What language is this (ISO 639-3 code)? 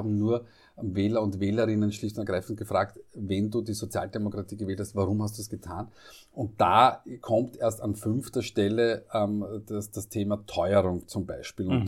deu